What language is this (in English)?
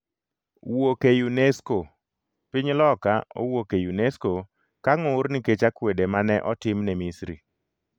Luo (Kenya and Tanzania)